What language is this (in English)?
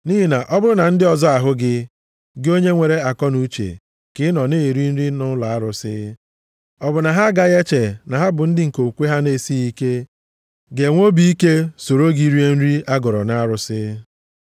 Igbo